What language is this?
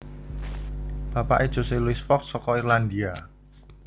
Javanese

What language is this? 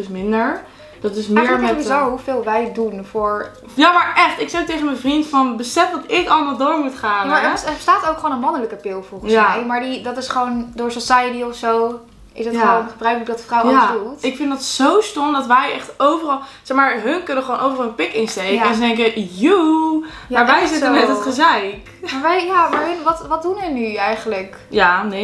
Dutch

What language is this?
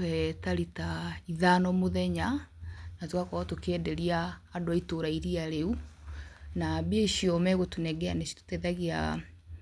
Kikuyu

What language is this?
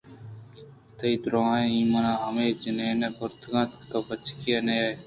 Eastern Balochi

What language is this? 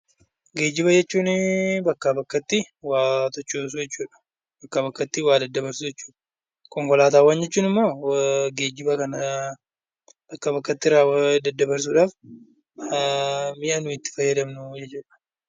Oromo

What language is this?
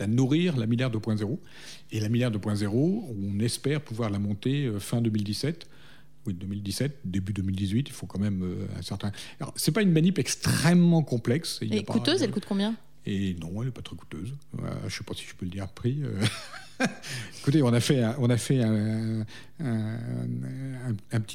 French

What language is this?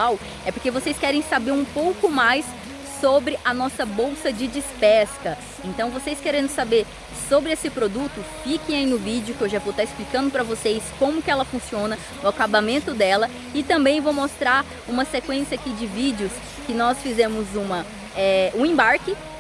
Portuguese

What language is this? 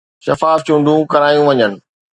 Sindhi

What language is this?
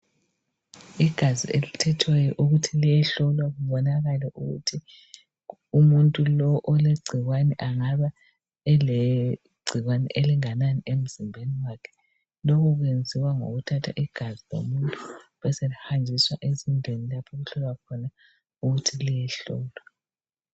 North Ndebele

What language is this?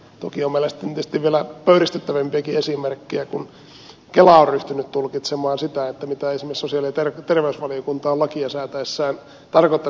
Finnish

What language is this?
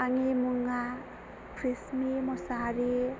Bodo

